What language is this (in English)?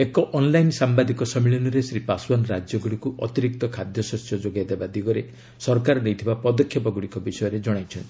Odia